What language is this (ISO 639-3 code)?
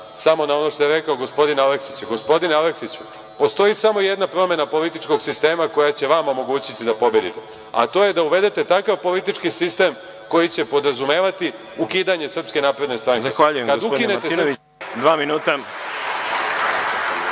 srp